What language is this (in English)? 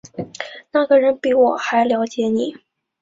Chinese